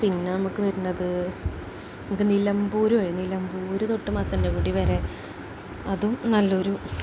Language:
Malayalam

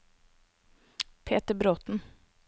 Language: Norwegian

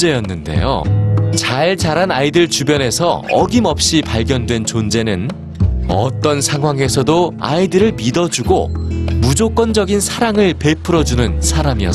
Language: Korean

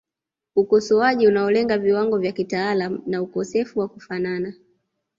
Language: Swahili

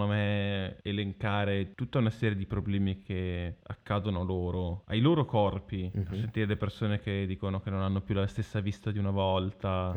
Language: Italian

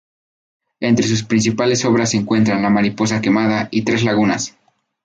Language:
Spanish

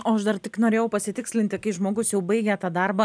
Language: Lithuanian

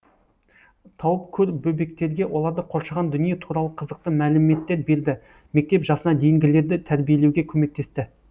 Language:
Kazakh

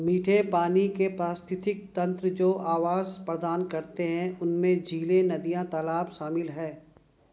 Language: Hindi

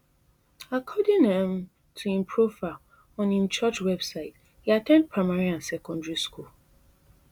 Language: Nigerian Pidgin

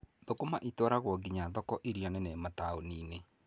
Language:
Kikuyu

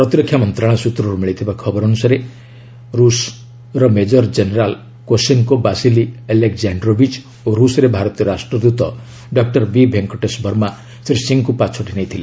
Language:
Odia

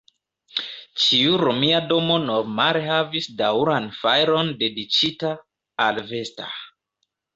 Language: Esperanto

